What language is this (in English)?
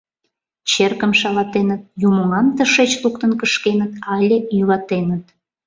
Mari